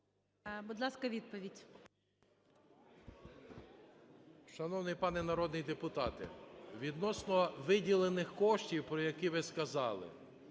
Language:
Ukrainian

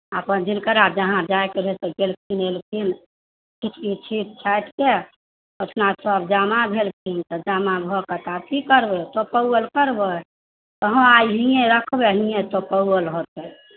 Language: Maithili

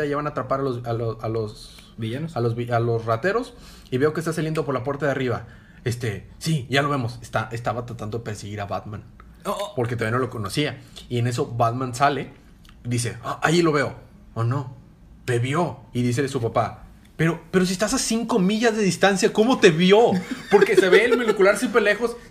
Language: Spanish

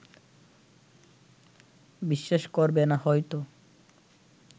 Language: Bangla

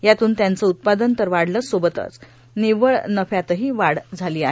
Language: Marathi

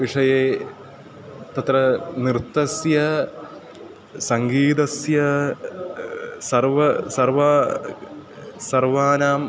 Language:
Sanskrit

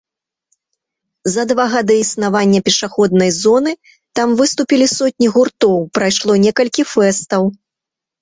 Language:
Belarusian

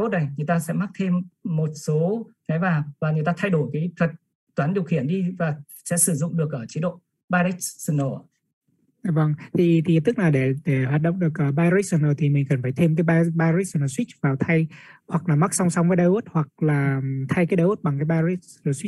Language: Vietnamese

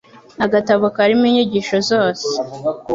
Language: Kinyarwanda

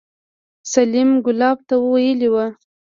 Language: Pashto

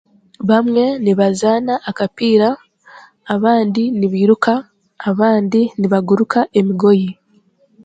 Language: Chiga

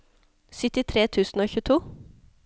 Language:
Norwegian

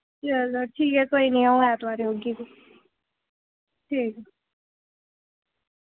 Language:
Dogri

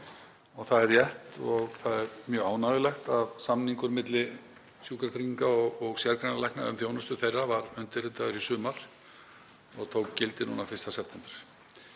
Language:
Icelandic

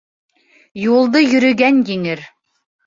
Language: Bashkir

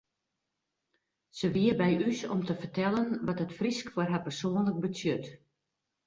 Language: Western Frisian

